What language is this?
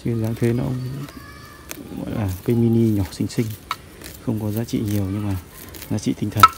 Vietnamese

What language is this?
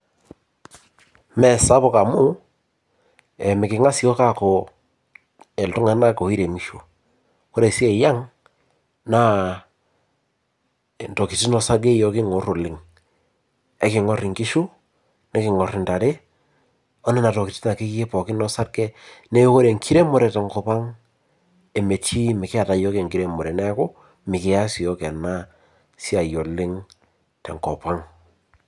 Masai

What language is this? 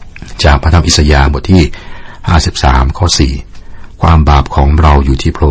Thai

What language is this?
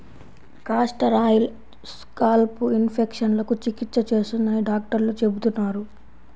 Telugu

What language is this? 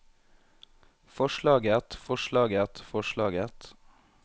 Norwegian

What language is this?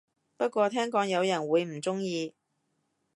Cantonese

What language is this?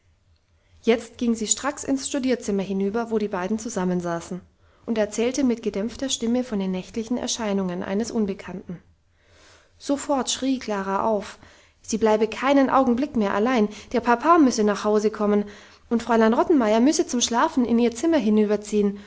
German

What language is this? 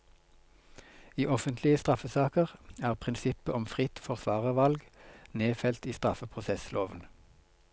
Norwegian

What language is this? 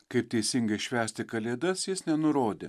Lithuanian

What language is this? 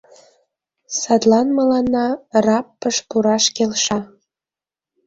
Mari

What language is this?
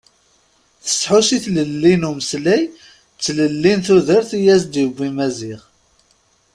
Kabyle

